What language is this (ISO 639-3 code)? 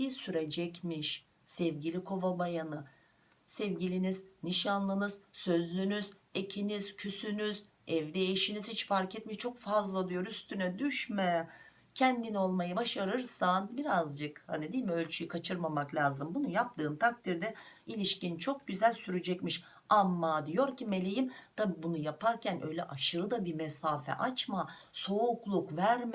tur